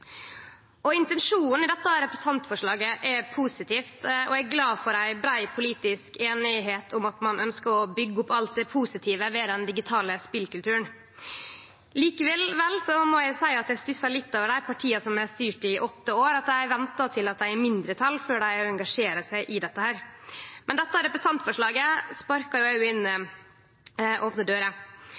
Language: Norwegian Nynorsk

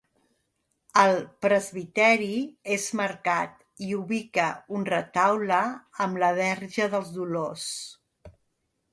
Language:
Catalan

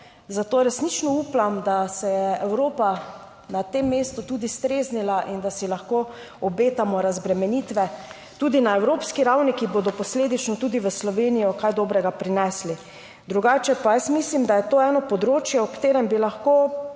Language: Slovenian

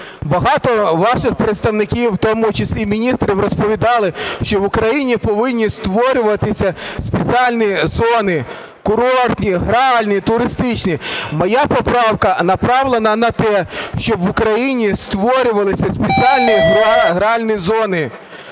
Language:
Ukrainian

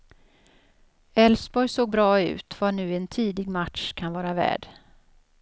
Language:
Swedish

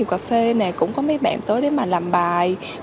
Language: Vietnamese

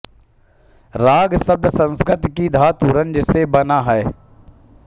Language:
Hindi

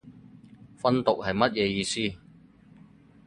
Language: Cantonese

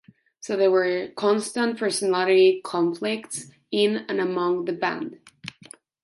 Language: English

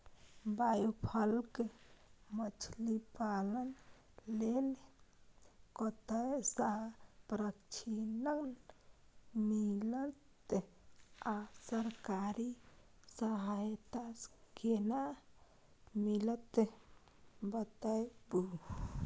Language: Maithili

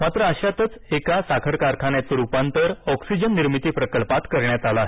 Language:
Marathi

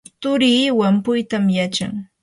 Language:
Yanahuanca Pasco Quechua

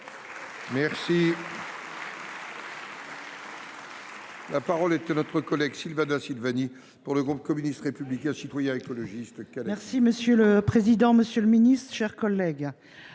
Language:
French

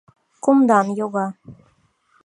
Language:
Mari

